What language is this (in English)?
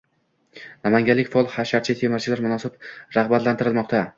Uzbek